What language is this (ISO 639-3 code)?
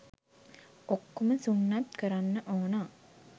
sin